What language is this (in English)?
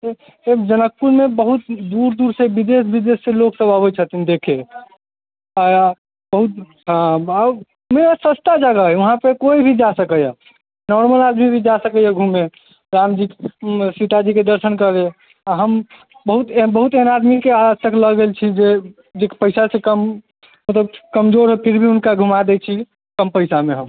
Maithili